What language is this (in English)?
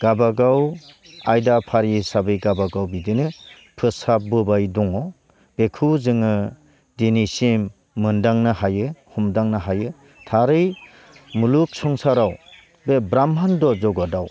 Bodo